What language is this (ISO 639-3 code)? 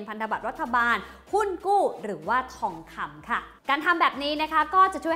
tha